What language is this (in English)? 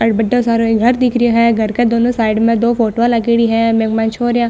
Marwari